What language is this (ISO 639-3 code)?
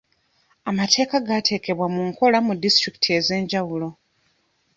lug